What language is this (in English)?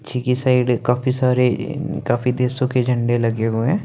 Hindi